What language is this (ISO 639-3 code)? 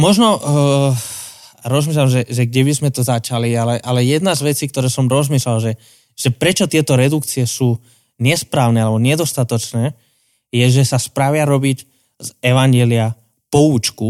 slk